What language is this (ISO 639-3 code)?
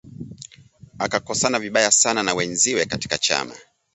swa